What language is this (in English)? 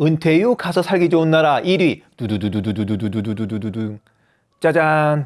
Korean